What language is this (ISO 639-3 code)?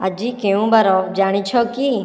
ori